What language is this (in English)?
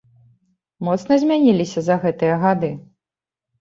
Belarusian